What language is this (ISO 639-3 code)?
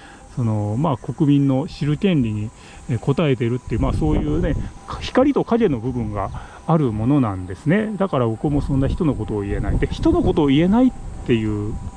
jpn